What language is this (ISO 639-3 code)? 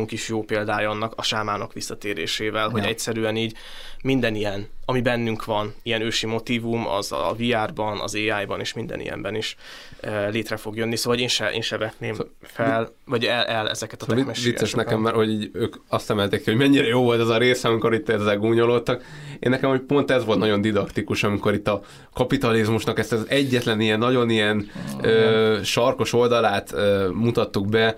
hun